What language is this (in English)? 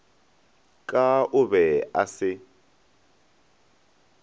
Northern Sotho